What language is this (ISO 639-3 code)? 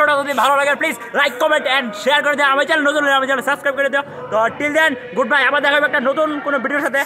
ara